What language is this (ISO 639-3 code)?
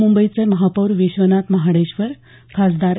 mar